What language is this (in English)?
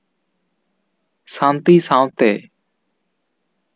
Santali